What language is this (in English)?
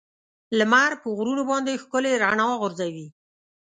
Pashto